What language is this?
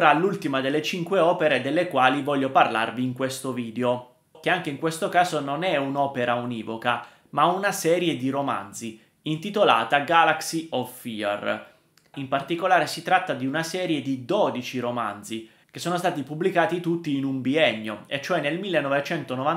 Italian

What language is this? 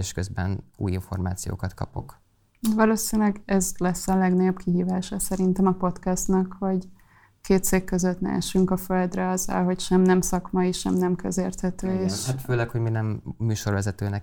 Hungarian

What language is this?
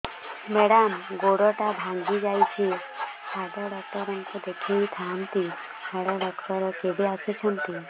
Odia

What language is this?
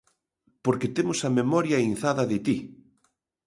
Galician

